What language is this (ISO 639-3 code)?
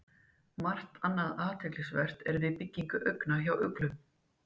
isl